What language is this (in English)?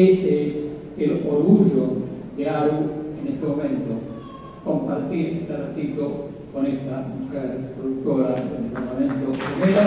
Spanish